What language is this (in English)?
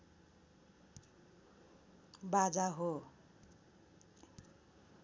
Nepali